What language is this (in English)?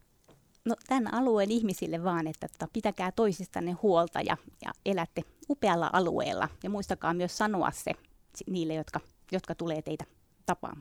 Finnish